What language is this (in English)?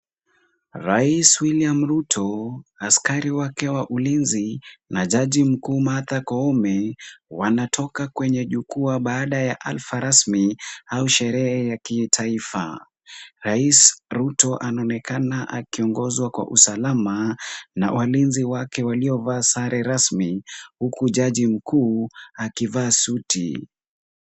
Swahili